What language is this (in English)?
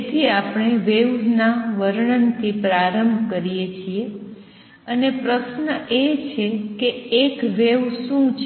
Gujarati